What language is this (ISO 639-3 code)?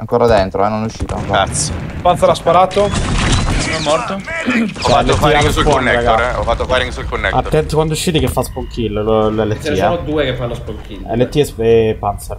ita